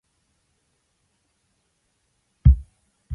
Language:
English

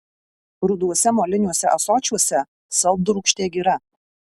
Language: Lithuanian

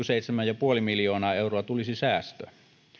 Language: Finnish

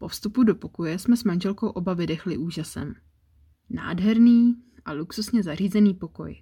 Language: Czech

